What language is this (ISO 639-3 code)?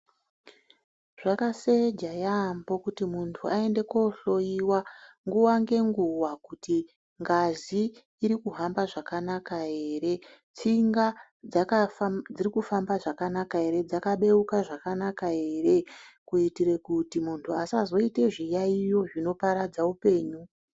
ndc